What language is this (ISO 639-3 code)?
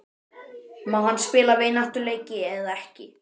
isl